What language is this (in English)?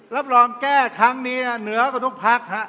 Thai